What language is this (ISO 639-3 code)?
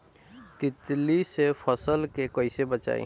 bho